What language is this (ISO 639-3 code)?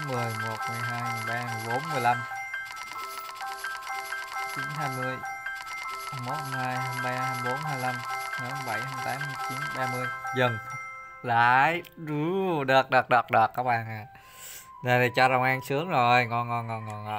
vie